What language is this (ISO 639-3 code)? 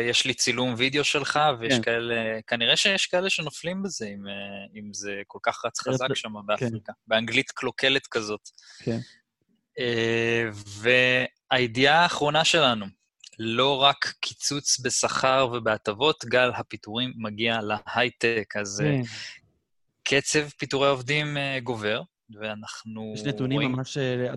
heb